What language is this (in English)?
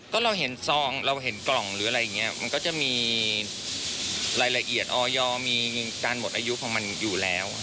Thai